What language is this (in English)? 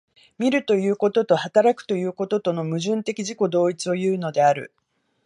Japanese